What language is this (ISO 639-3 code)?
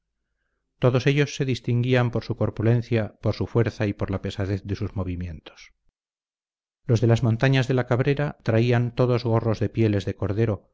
spa